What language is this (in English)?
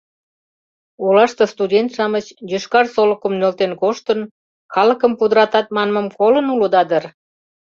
Mari